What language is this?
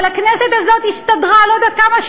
Hebrew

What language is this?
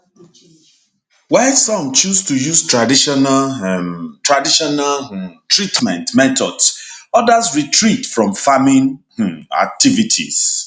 Nigerian Pidgin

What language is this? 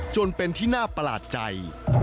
Thai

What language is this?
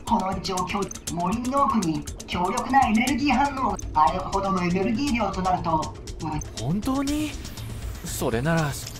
Japanese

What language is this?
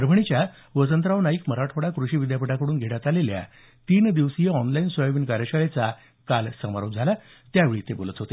Marathi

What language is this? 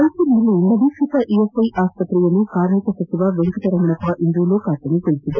Kannada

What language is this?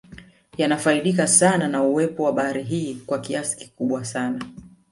Swahili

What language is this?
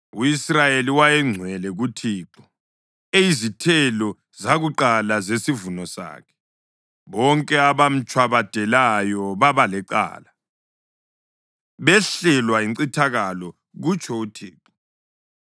North Ndebele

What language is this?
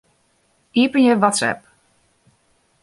Western Frisian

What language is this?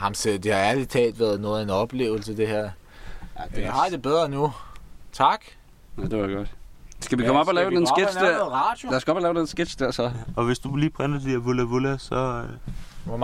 Danish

